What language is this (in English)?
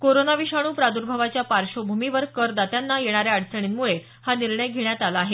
Marathi